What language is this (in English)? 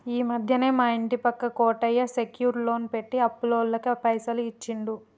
Telugu